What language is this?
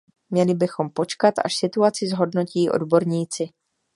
Czech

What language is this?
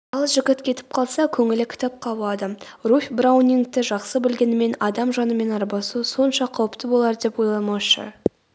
Kazakh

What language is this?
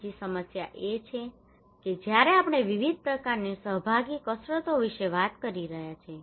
Gujarati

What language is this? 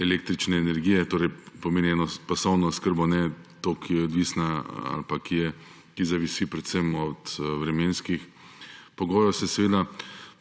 Slovenian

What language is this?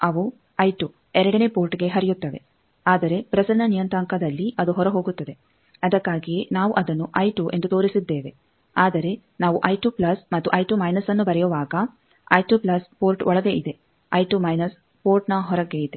Kannada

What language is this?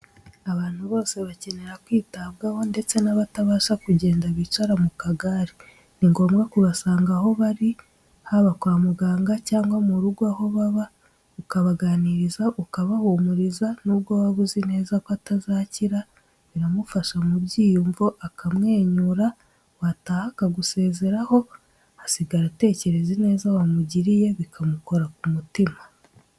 Kinyarwanda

